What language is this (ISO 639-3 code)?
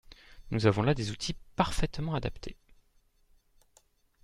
fra